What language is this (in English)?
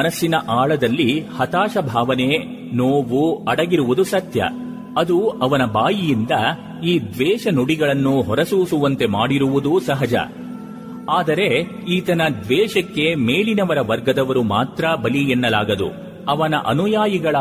Kannada